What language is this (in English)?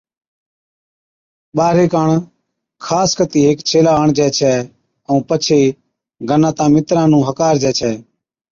Od